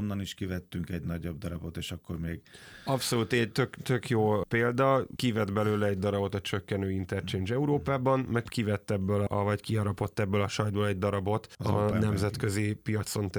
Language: Hungarian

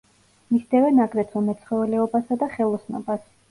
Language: Georgian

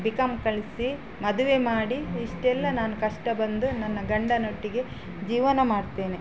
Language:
Kannada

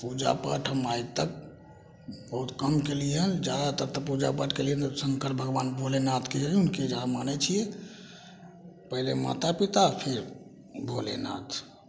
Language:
Maithili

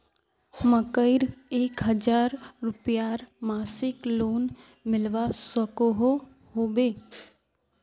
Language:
Magahi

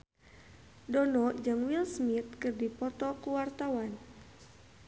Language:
Sundanese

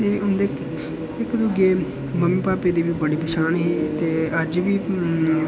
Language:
Dogri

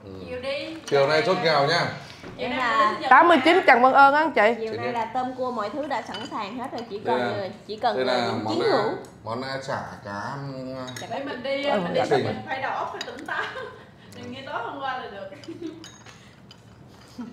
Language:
Vietnamese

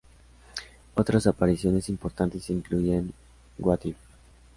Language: Spanish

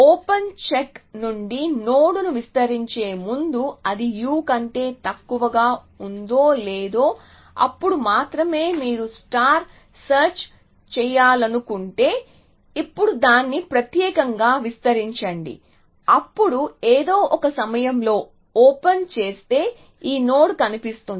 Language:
Telugu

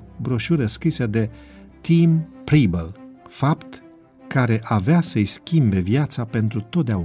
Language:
Romanian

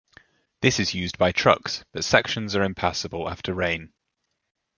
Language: English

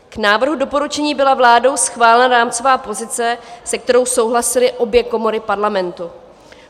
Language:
Czech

